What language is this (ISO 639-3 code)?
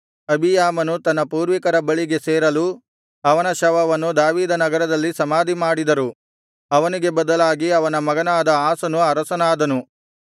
kan